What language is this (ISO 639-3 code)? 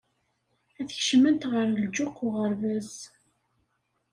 kab